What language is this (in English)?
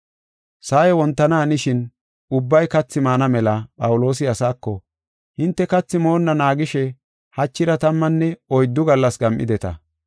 Gofa